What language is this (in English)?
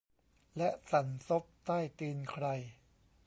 Thai